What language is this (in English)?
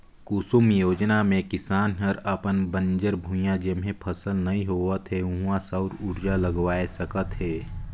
Chhattisgarhi